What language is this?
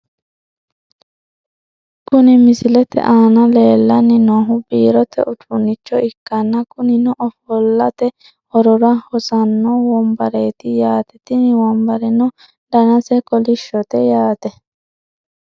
Sidamo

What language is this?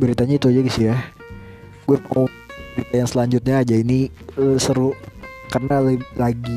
Indonesian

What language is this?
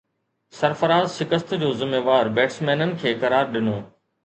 Sindhi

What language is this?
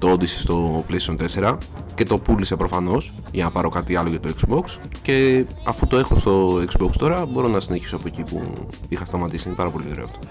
Greek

